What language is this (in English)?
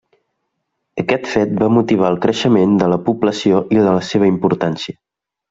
Catalan